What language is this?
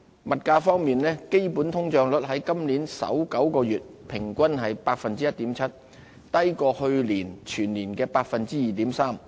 Cantonese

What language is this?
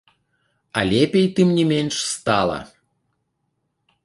Belarusian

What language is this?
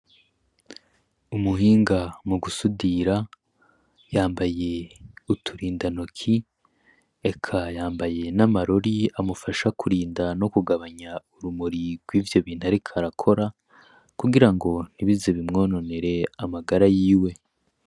Rundi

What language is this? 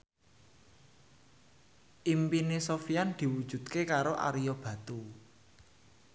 Javanese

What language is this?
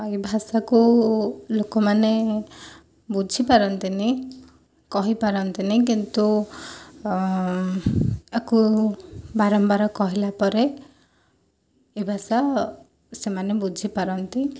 Odia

